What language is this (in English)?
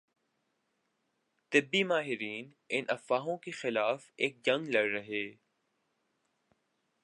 Urdu